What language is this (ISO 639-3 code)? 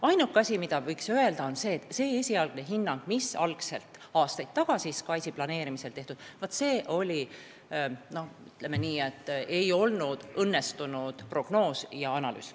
est